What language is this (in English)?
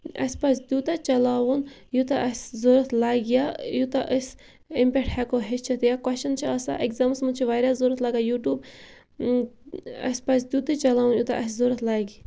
Kashmiri